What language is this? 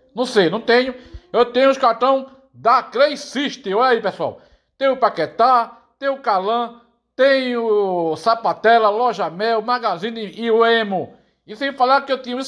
Portuguese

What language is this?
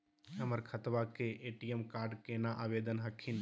Magahi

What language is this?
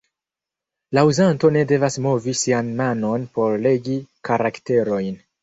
Esperanto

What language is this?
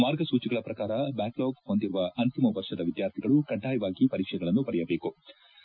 Kannada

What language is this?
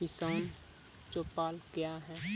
Maithili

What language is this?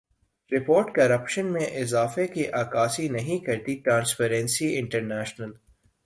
Urdu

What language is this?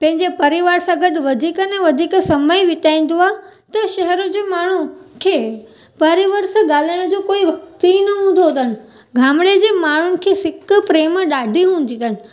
Sindhi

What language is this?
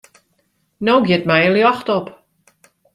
Western Frisian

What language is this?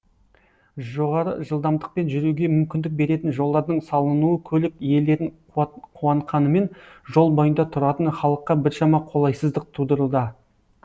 Kazakh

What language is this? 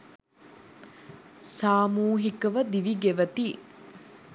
Sinhala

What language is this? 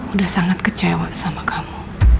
Indonesian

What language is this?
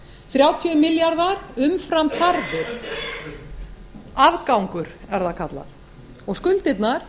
Icelandic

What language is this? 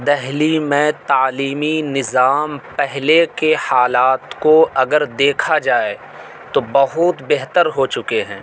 Urdu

